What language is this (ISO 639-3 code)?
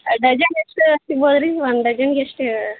kan